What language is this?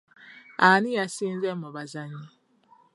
Ganda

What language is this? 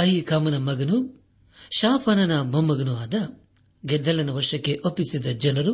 Kannada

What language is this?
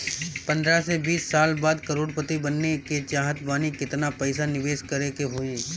Bhojpuri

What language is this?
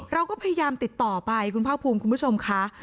Thai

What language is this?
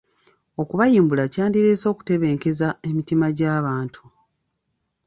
Ganda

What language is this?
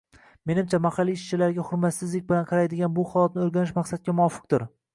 Uzbek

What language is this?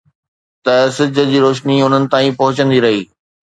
Sindhi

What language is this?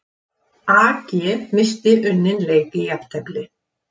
Icelandic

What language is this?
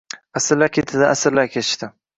Uzbek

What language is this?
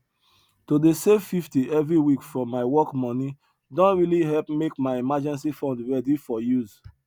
Nigerian Pidgin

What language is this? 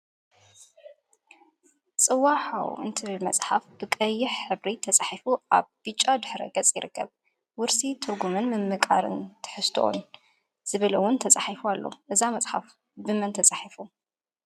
Tigrinya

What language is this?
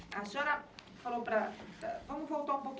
Portuguese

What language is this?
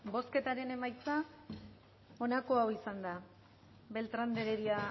Basque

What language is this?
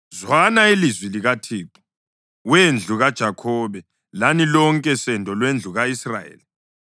North Ndebele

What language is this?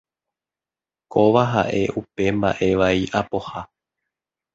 Guarani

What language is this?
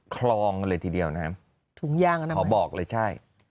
Thai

